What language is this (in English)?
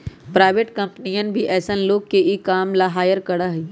Magahi